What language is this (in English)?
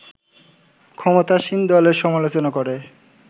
Bangla